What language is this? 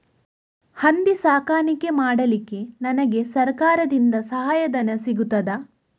Kannada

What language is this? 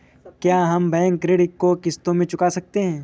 Hindi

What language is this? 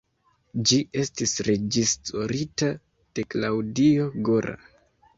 Esperanto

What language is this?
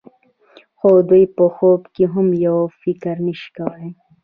Pashto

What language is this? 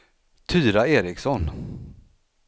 Swedish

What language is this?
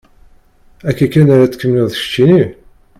Kabyle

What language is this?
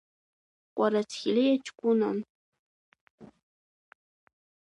Abkhazian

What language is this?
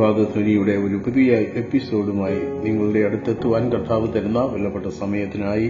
Malayalam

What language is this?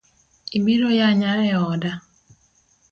Luo (Kenya and Tanzania)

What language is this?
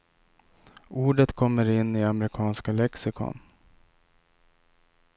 Swedish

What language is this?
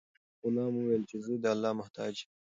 Pashto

